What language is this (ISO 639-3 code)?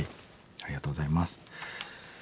jpn